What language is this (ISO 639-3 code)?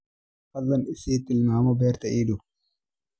som